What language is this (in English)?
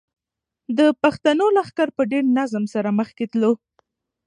Pashto